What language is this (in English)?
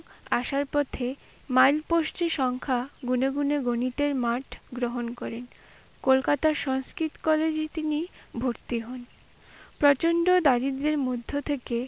Bangla